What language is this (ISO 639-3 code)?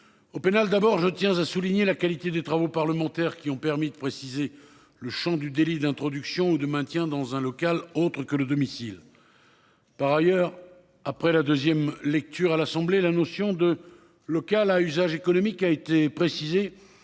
fra